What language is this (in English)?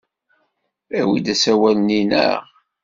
Kabyle